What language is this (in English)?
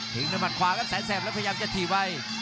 Thai